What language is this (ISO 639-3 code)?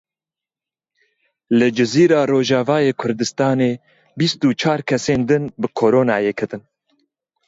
kur